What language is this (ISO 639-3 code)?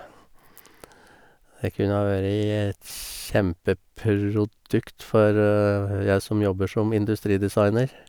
nor